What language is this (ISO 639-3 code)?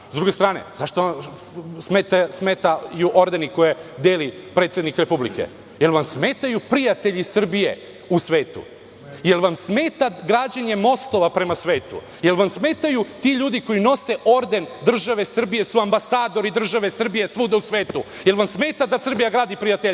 srp